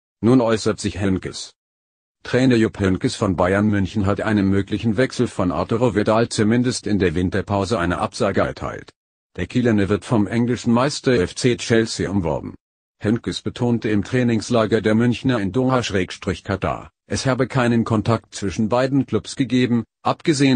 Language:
German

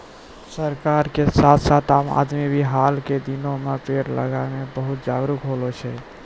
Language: Maithili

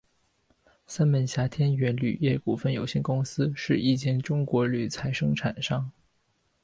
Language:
Chinese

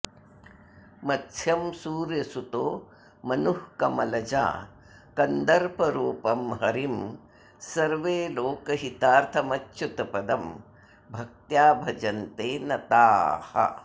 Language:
Sanskrit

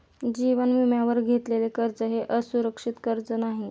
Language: Marathi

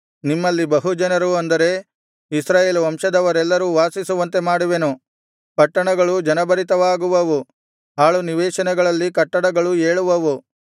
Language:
Kannada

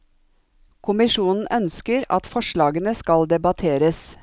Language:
Norwegian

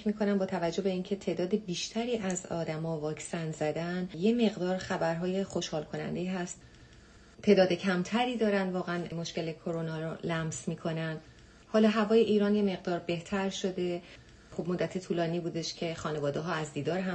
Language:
Persian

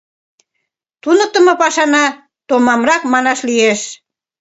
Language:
Mari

